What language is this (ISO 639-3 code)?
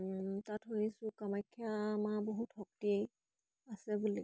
asm